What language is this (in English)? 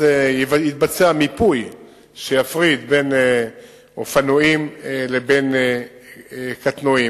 Hebrew